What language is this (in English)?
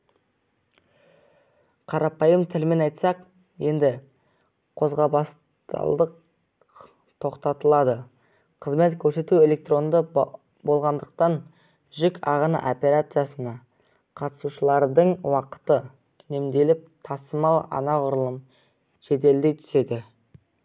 Kazakh